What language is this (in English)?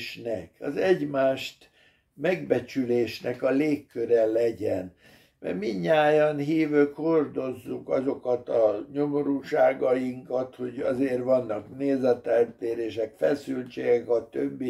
Hungarian